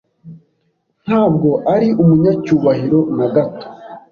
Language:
Kinyarwanda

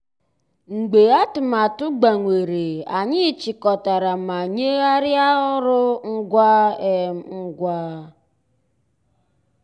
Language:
Igbo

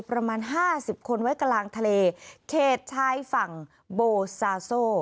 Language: Thai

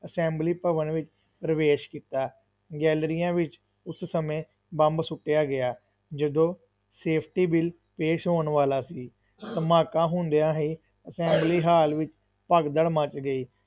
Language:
Punjabi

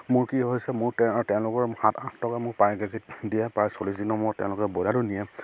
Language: Assamese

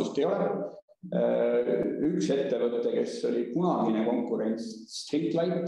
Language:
Italian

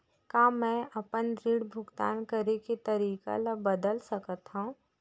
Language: Chhattisgarhi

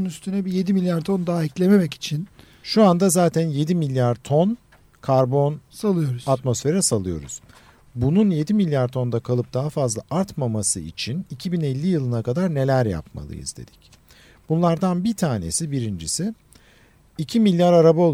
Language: Turkish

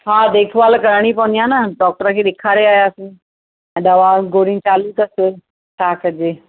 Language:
Sindhi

